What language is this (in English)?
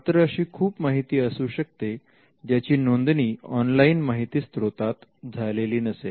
Marathi